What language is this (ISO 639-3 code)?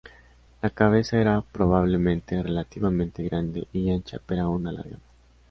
spa